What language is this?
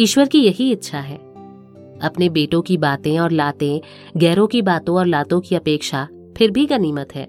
Hindi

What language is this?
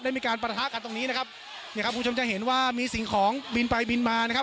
Thai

